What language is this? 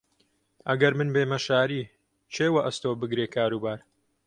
Central Kurdish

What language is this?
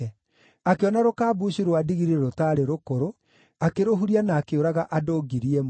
Kikuyu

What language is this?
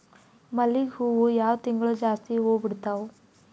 Kannada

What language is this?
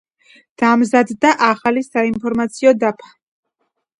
Georgian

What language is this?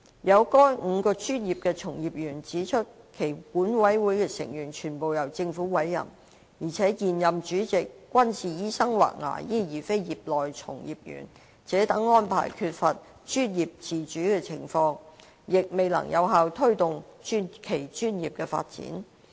Cantonese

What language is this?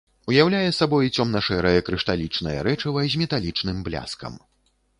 Belarusian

